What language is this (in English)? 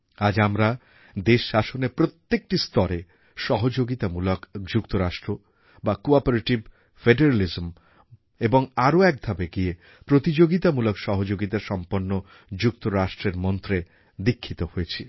Bangla